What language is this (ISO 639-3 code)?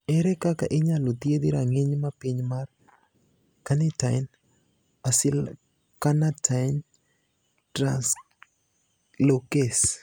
luo